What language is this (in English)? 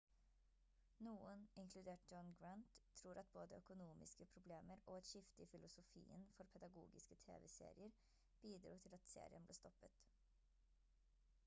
Norwegian Bokmål